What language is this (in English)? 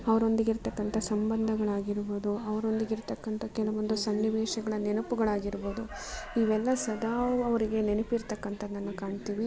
Kannada